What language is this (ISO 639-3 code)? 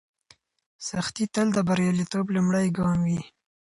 pus